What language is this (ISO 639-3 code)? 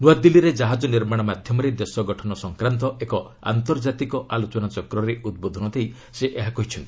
ori